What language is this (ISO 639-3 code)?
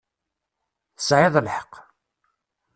kab